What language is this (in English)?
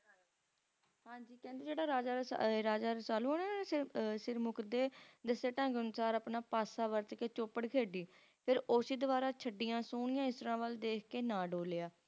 Punjabi